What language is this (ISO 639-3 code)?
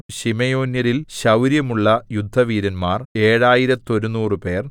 mal